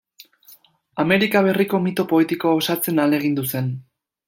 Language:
Basque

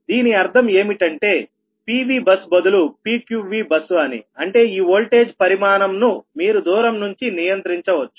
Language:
Telugu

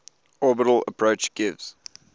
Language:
English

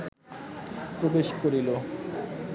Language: Bangla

